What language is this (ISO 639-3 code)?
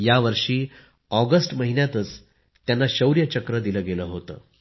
mar